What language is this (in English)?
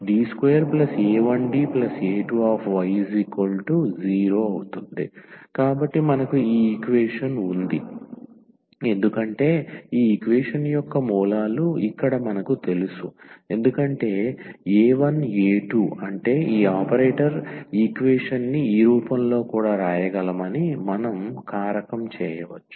Telugu